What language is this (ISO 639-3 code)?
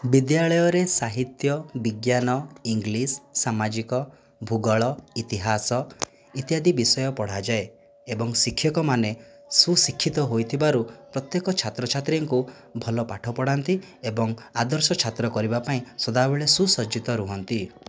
ori